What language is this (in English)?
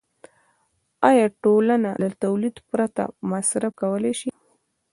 Pashto